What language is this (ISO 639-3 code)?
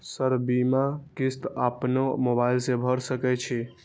mai